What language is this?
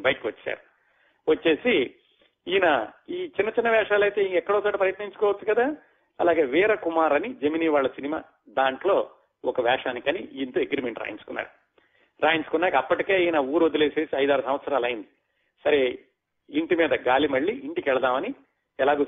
Telugu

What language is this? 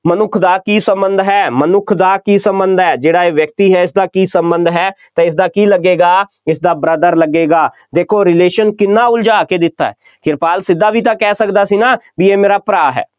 Punjabi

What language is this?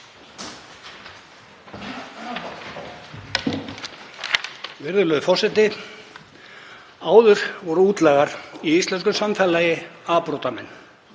Icelandic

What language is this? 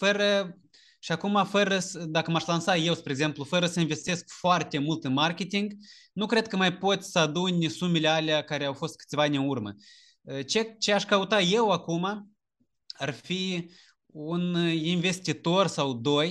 Romanian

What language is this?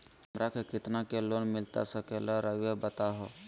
Magahi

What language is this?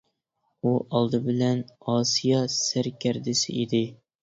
Uyghur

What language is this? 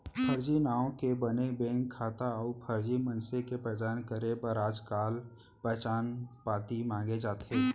Chhattisgarhi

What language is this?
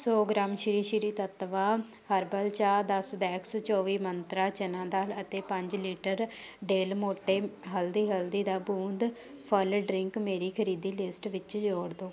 Punjabi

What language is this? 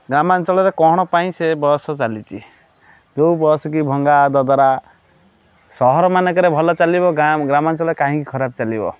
Odia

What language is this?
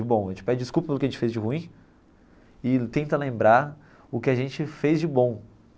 Portuguese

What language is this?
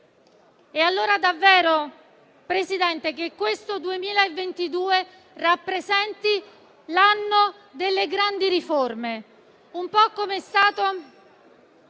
Italian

